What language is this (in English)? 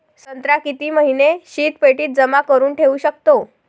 Marathi